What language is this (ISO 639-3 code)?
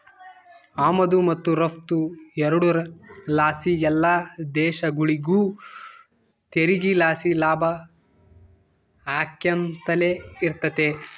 kan